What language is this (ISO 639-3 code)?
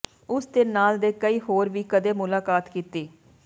pan